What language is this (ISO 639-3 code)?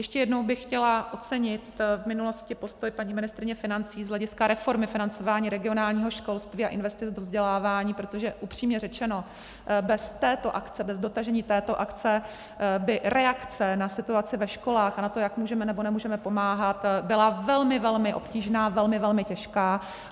ces